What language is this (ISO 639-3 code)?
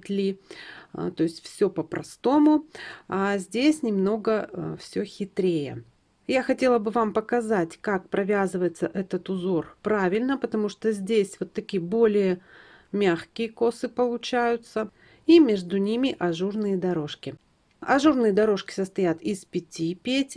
rus